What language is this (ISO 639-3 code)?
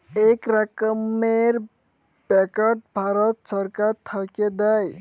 ben